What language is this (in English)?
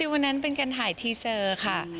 Thai